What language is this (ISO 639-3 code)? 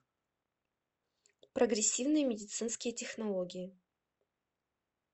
rus